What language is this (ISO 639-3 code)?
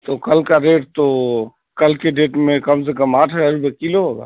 urd